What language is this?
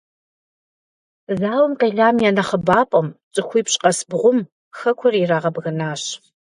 Kabardian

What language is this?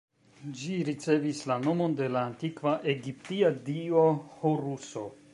Esperanto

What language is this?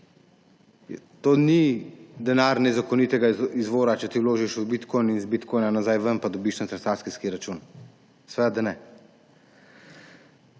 Slovenian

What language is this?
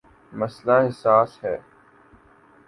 Urdu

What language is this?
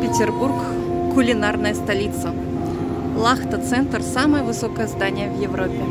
Russian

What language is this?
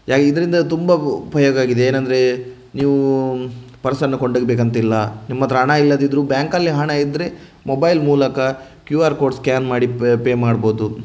Kannada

